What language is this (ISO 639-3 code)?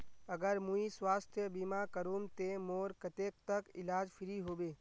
mag